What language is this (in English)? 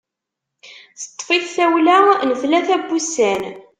Kabyle